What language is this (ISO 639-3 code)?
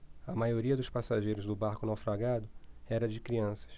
por